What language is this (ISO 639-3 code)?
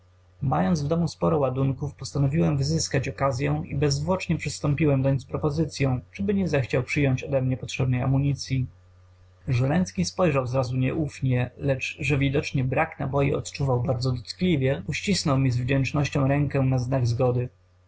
pol